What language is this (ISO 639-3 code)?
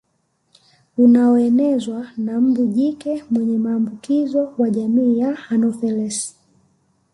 swa